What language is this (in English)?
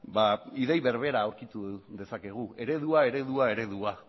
Basque